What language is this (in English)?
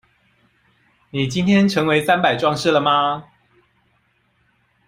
Chinese